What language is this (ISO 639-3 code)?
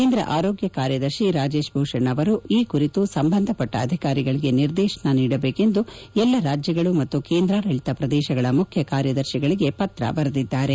kan